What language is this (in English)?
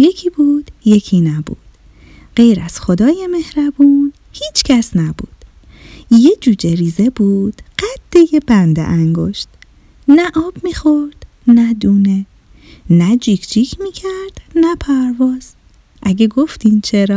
Persian